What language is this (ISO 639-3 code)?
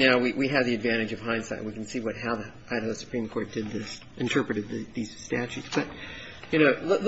eng